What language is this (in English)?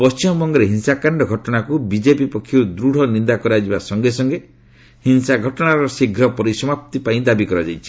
Odia